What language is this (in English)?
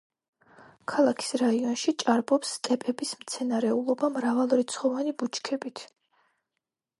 Georgian